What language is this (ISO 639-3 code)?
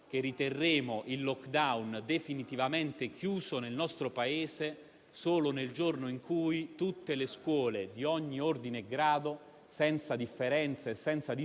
ita